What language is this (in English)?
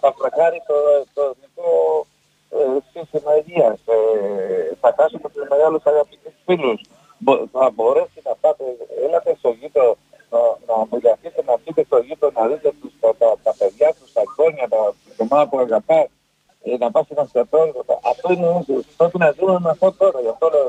Greek